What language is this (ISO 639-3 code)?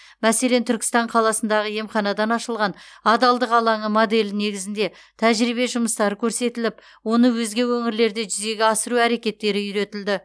kaz